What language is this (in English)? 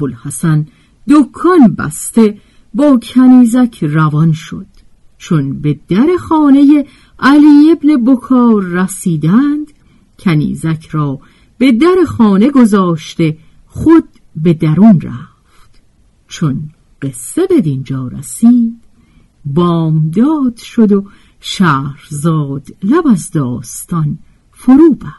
Persian